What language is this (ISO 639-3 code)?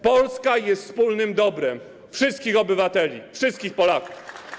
pol